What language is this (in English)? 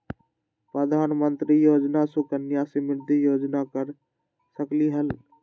Magahi